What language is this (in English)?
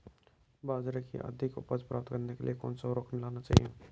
Hindi